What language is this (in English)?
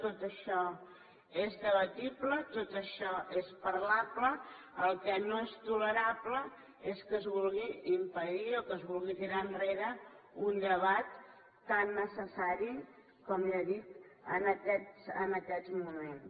Catalan